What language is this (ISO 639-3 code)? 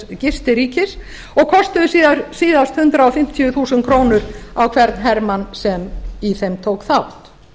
isl